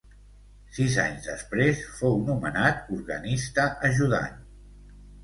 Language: Catalan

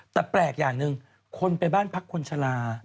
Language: Thai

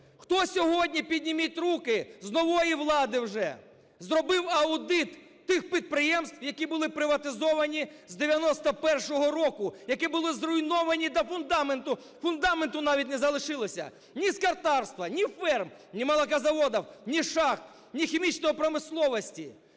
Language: Ukrainian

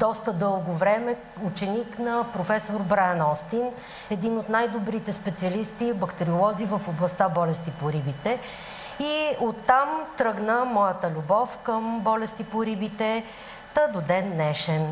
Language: Bulgarian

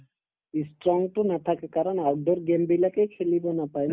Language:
Assamese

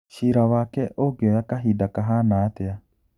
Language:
Kikuyu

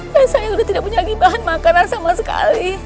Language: Indonesian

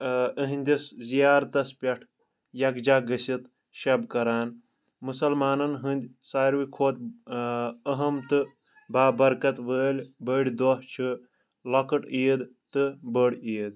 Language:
Kashmiri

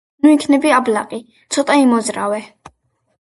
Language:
Georgian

